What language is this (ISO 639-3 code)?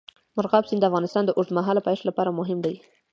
pus